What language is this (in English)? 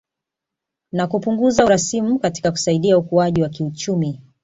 Swahili